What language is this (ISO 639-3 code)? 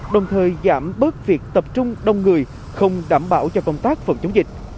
vie